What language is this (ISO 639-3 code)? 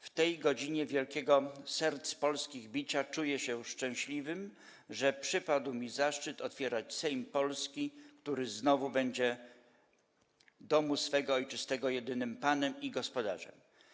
pol